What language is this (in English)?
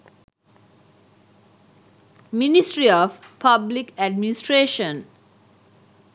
Sinhala